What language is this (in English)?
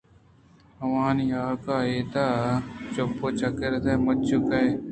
Eastern Balochi